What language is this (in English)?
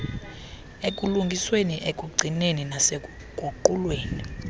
Xhosa